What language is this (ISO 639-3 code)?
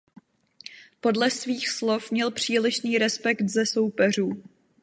ces